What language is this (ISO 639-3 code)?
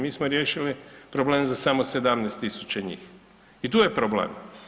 hrv